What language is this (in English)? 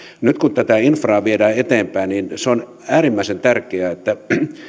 Finnish